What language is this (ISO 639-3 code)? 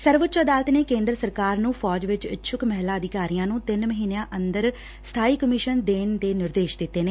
pan